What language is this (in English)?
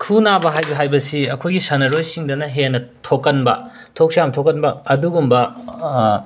Manipuri